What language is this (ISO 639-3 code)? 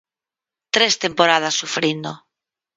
glg